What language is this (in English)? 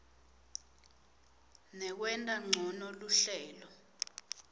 Swati